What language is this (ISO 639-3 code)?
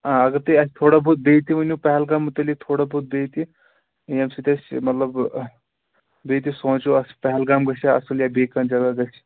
kas